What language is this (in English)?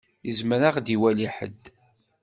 Kabyle